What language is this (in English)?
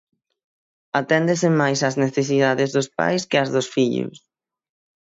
Galician